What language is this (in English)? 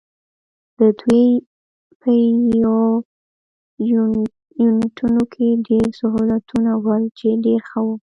Pashto